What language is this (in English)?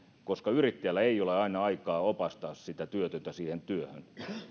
Finnish